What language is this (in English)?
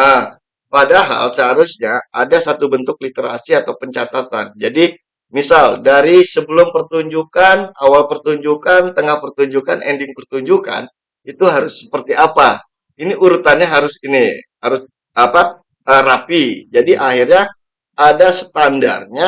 Indonesian